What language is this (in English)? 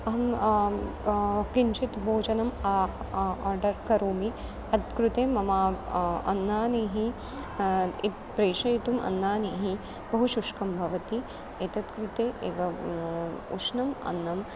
Sanskrit